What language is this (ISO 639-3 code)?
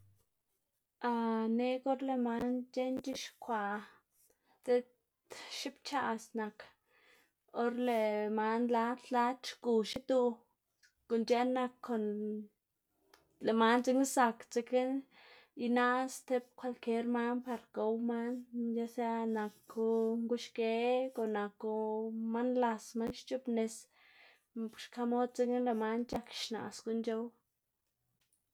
ztg